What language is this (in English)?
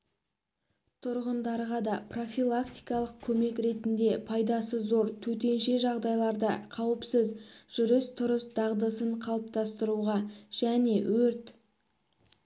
Kazakh